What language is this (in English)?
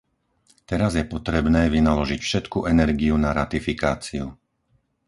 Slovak